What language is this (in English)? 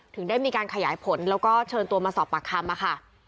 Thai